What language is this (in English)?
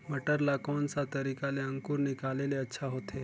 Chhattisgarhi